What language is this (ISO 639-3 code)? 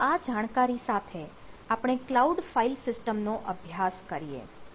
guj